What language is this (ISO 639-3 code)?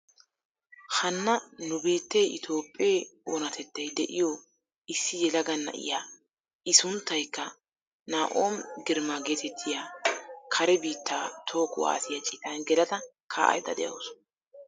wal